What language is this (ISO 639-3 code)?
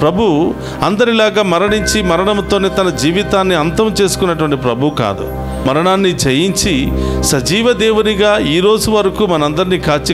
tel